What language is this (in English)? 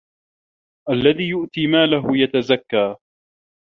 Arabic